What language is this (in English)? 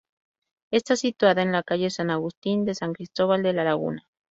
Spanish